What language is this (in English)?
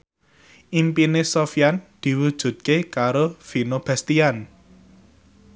Javanese